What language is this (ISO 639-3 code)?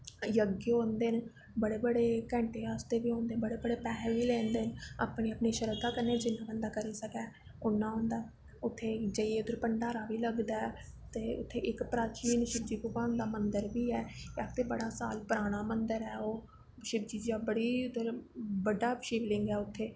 doi